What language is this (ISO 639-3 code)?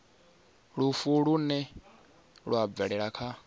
ven